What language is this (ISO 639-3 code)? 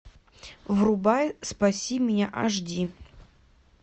rus